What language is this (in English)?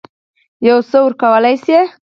Pashto